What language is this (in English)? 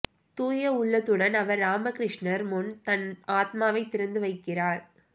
Tamil